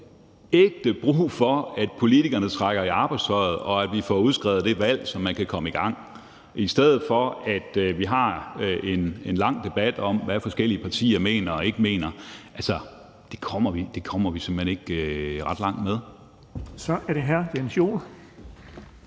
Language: Danish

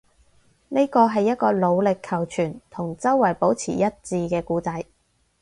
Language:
Cantonese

